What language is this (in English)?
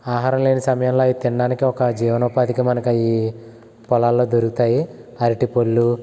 Telugu